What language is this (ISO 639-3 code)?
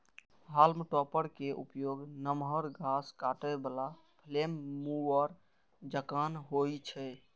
mai